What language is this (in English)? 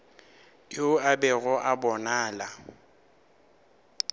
Northern Sotho